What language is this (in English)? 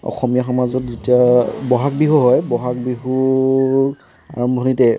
Assamese